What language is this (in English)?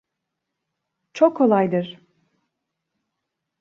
Turkish